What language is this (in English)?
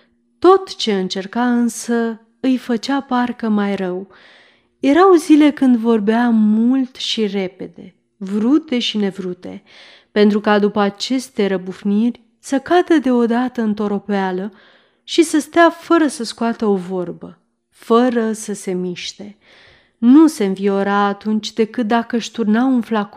Romanian